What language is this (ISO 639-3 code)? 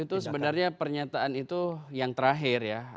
ind